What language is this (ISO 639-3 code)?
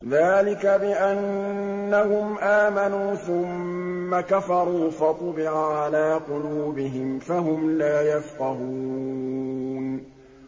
ara